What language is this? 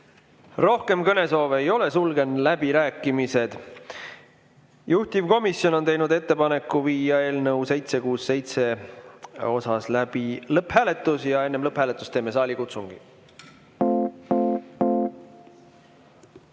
Estonian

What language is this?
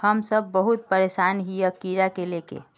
Magahi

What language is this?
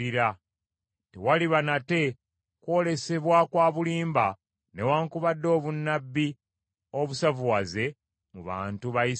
Ganda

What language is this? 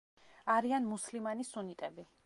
Georgian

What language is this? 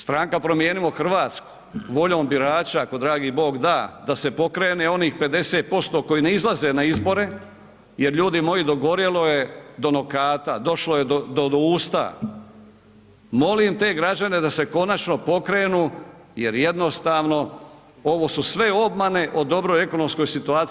Croatian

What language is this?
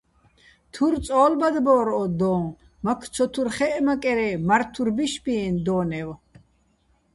Bats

